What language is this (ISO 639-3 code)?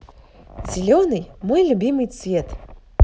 rus